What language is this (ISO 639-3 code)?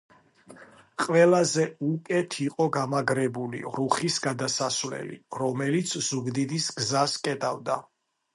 kat